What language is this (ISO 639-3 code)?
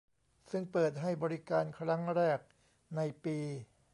tha